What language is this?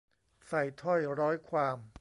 Thai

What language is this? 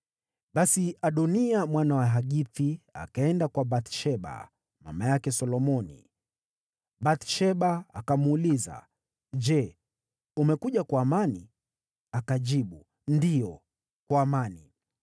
Swahili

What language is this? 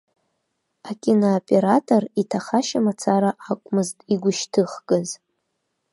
Abkhazian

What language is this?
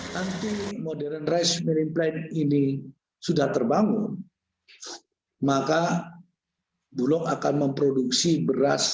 Indonesian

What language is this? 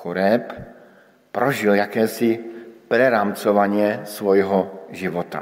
Czech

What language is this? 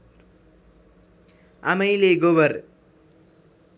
Nepali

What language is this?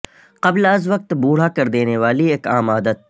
Urdu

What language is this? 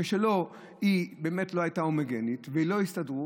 Hebrew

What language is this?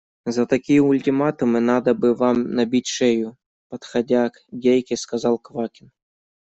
Russian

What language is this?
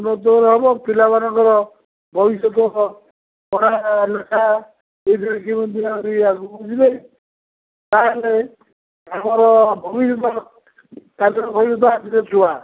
Odia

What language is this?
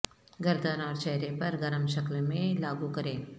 Urdu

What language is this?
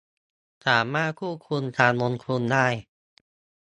Thai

